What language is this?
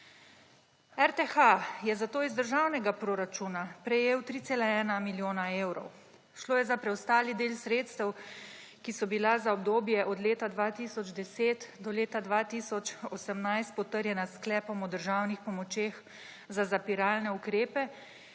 Slovenian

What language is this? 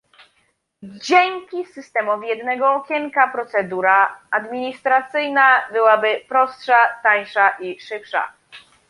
Polish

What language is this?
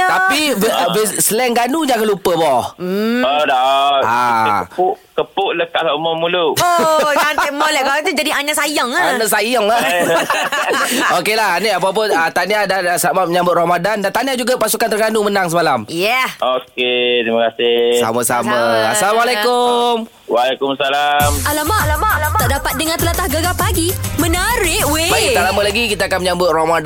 Malay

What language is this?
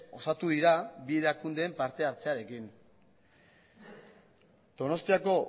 Basque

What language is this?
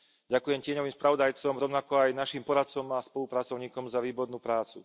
Slovak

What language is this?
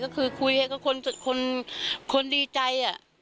Thai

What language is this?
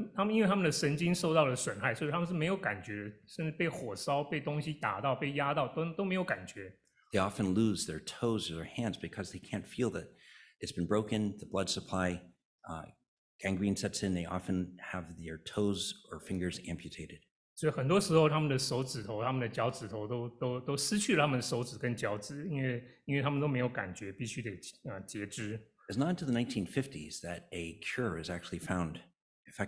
Chinese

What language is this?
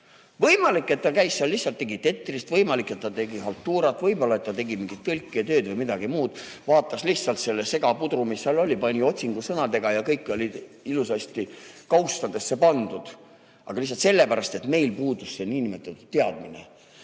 Estonian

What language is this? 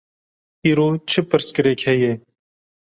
Kurdish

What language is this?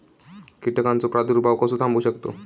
Marathi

